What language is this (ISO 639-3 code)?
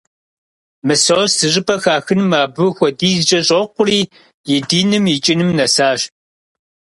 kbd